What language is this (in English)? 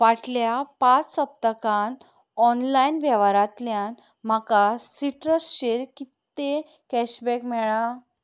Konkani